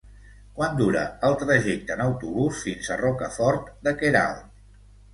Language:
Catalan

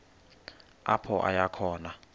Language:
Xhosa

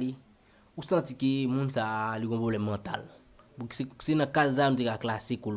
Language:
French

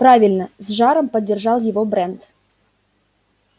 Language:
Russian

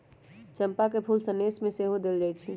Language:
Magahi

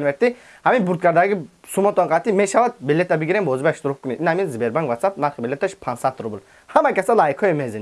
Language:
Turkish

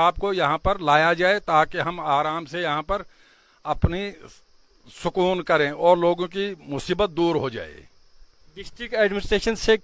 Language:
Urdu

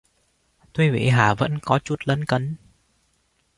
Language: Vietnamese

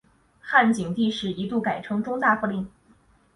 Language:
Chinese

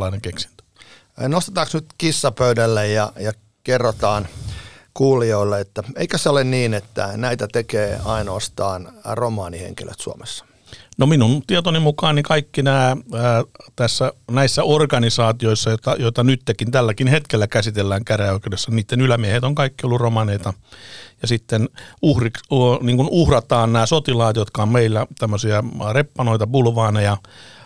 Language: Finnish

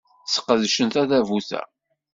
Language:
Kabyle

